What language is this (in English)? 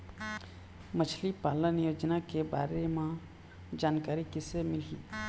Chhattisgarhi